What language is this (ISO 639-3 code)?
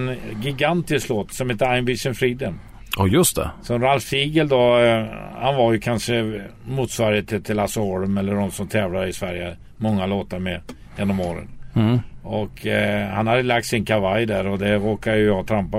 swe